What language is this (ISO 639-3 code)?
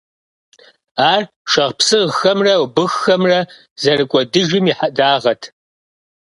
kbd